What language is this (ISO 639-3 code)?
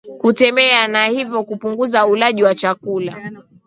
swa